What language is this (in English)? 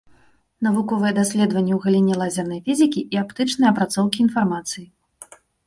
Belarusian